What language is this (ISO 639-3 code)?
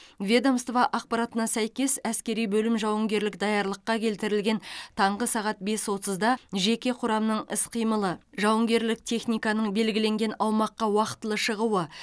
kaz